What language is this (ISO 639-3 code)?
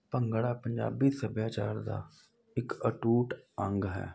pan